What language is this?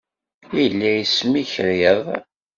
Kabyle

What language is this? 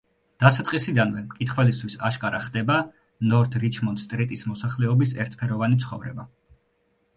Georgian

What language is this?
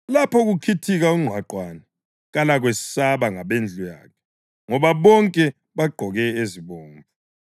North Ndebele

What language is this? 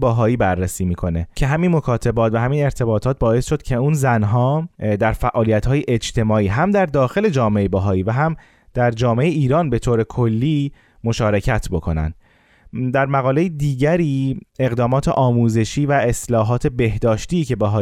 Persian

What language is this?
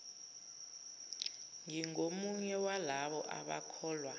Zulu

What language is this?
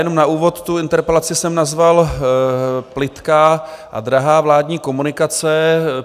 Czech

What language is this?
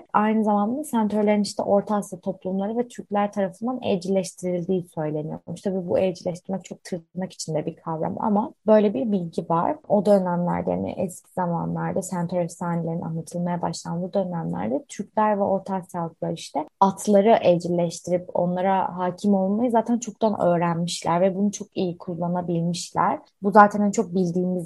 Turkish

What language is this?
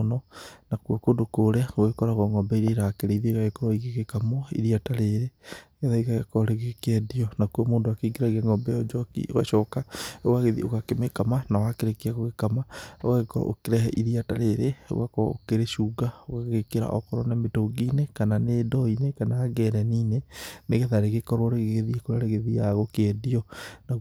Kikuyu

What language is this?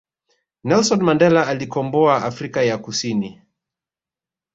Swahili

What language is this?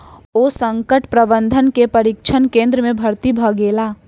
Maithili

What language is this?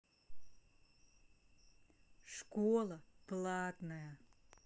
Russian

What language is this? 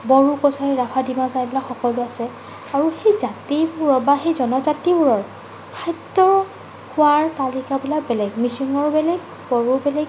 Assamese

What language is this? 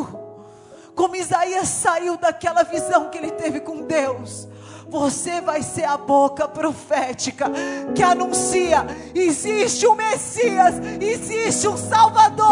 Portuguese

